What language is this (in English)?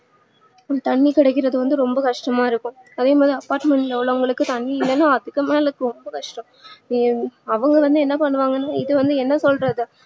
Tamil